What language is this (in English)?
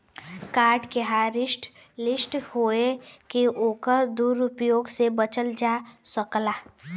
Bhojpuri